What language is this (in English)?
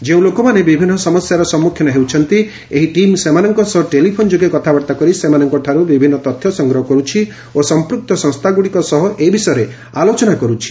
Odia